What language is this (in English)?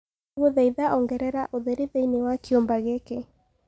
Kikuyu